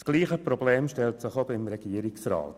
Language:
Swiss German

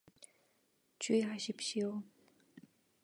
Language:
Korean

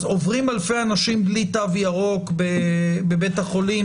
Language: Hebrew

